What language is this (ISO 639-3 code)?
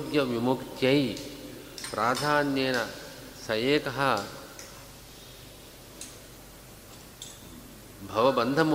kan